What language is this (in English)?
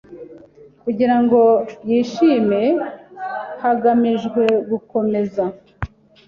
Kinyarwanda